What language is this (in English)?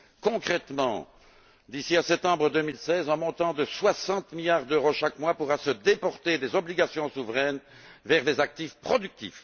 French